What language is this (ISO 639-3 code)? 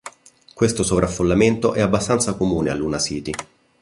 ita